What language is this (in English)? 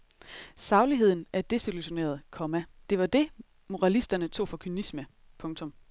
Danish